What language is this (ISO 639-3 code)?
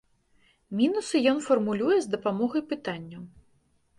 bel